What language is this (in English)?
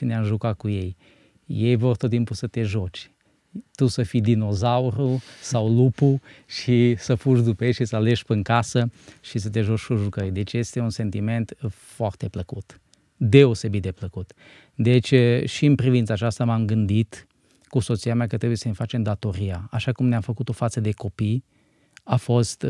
Romanian